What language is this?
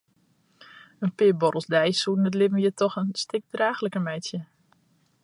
Western Frisian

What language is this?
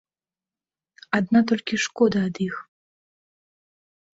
Belarusian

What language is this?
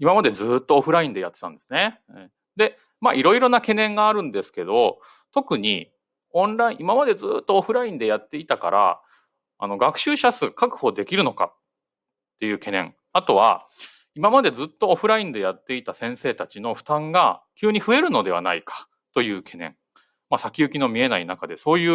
Japanese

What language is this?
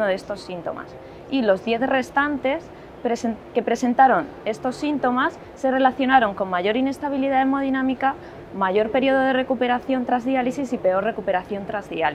Spanish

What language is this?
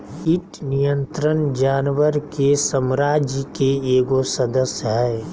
Magahi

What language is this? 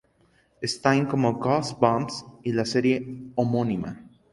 Spanish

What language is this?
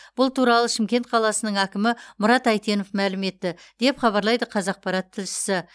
Kazakh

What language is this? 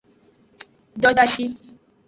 Aja (Benin)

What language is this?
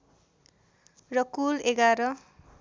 Nepali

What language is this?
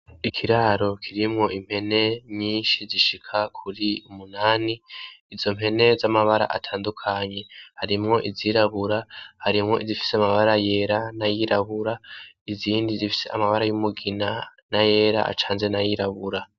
Rundi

